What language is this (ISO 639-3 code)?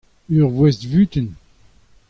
bre